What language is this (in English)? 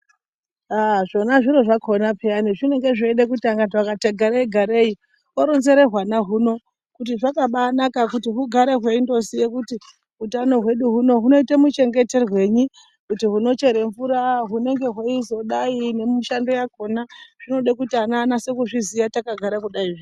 Ndau